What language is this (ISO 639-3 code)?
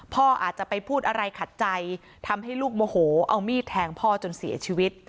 tha